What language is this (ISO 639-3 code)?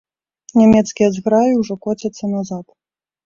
bel